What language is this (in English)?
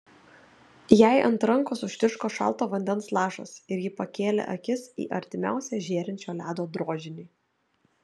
Lithuanian